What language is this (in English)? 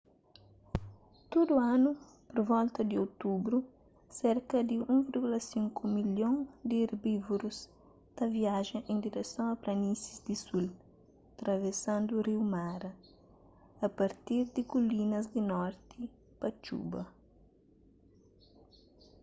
Kabuverdianu